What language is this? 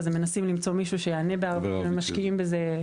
Hebrew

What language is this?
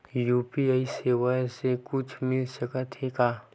Chhattisgarhi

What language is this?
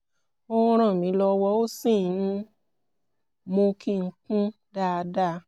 Yoruba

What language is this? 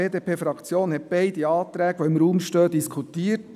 Swiss German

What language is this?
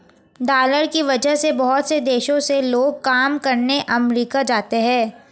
Hindi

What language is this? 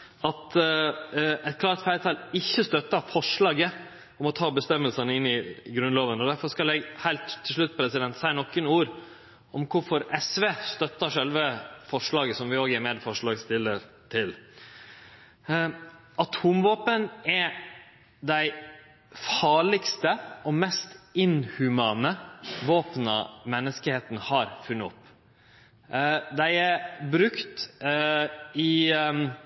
Norwegian Nynorsk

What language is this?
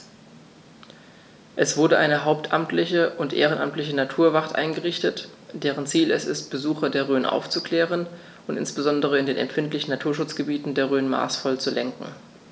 German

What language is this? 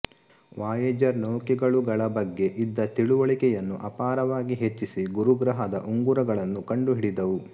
Kannada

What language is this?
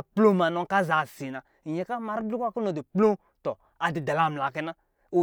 Lijili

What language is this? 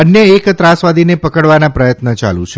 Gujarati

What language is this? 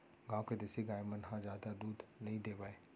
Chhattisgarhi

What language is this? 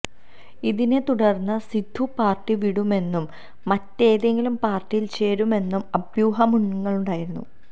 Malayalam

